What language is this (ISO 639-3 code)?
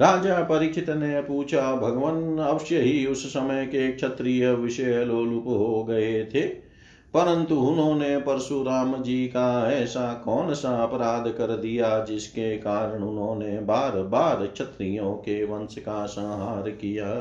hin